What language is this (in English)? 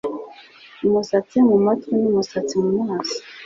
Kinyarwanda